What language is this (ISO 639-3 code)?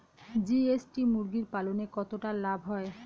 ben